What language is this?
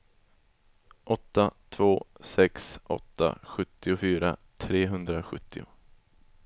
Swedish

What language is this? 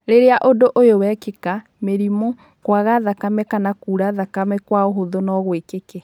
Kikuyu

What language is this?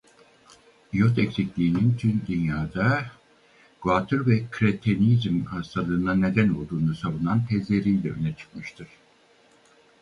Turkish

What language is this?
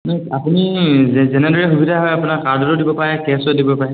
Assamese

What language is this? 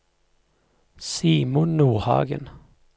Norwegian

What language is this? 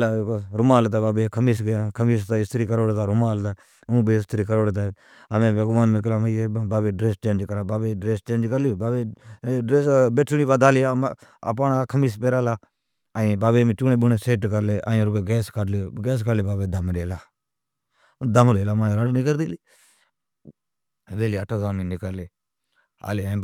Od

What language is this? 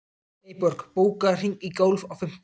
Icelandic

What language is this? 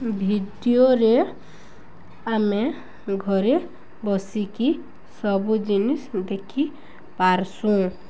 Odia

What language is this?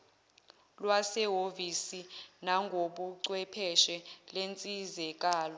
Zulu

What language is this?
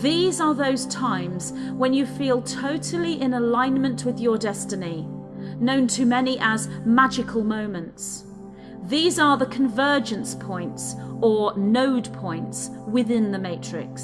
English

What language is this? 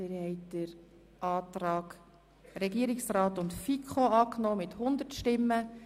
Swiss German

